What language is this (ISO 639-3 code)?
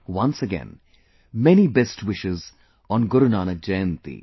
eng